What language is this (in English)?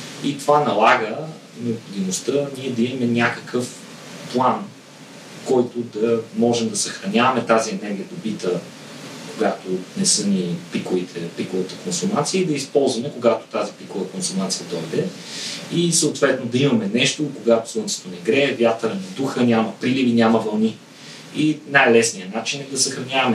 Bulgarian